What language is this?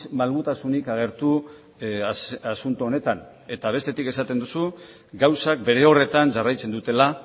Basque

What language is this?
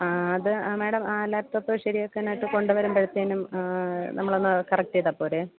Malayalam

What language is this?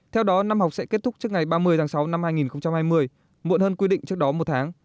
Vietnamese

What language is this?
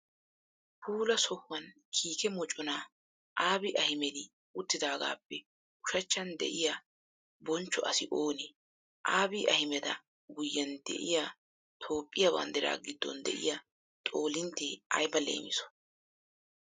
Wolaytta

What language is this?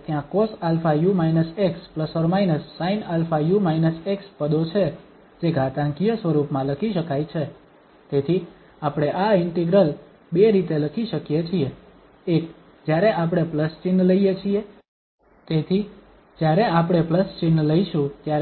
Gujarati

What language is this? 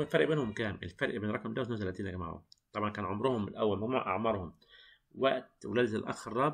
Arabic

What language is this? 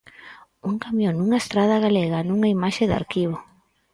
Galician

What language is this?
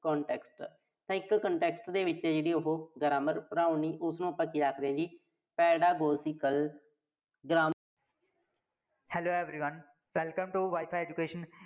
Punjabi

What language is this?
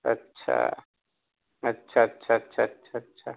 Urdu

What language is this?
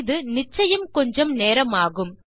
Tamil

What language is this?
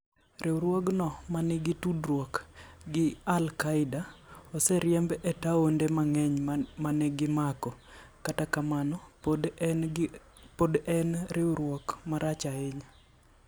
Luo (Kenya and Tanzania)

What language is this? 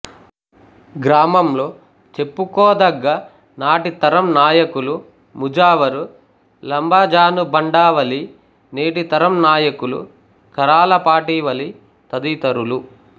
Telugu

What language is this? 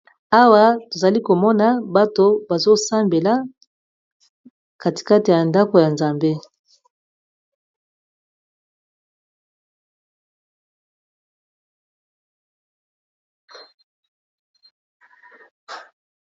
Lingala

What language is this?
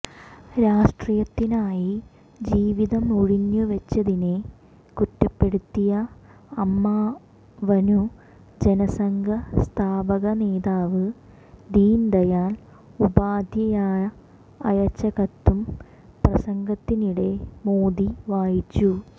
Malayalam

